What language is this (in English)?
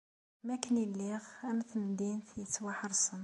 Kabyle